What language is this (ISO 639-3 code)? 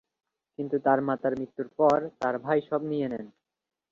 ben